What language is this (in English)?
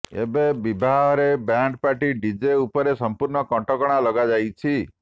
Odia